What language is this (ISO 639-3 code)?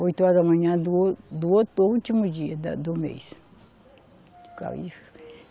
por